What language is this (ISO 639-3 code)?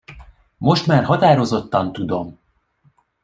hun